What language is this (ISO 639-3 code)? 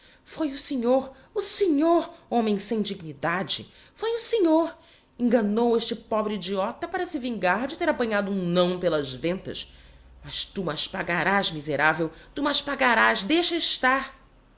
por